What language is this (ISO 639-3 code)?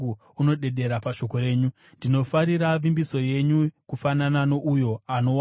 sna